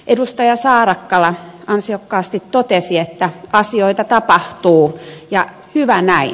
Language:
Finnish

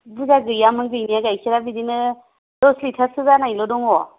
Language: Bodo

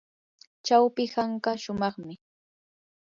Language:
Yanahuanca Pasco Quechua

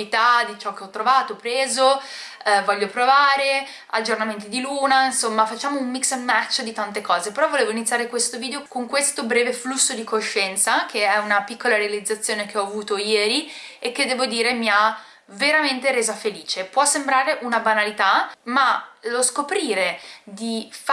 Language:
Italian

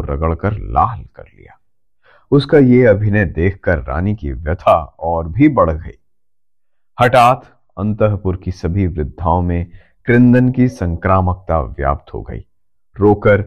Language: Hindi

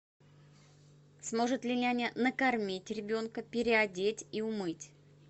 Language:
Russian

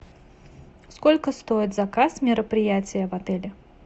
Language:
Russian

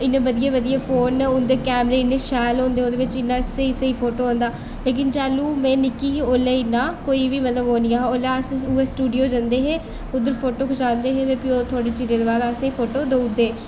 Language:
Dogri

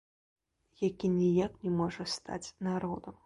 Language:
Belarusian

